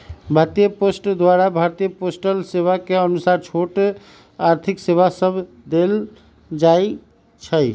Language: Magahi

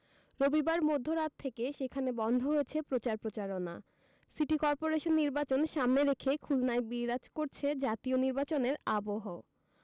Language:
Bangla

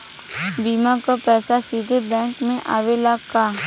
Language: Bhojpuri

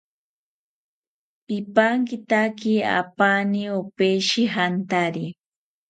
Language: South Ucayali Ashéninka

